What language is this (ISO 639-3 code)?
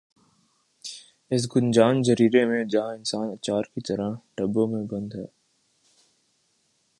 urd